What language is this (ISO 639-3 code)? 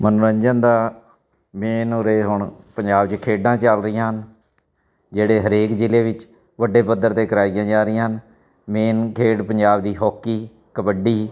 pan